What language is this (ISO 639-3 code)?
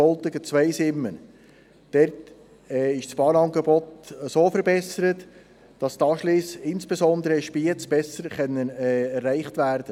gsw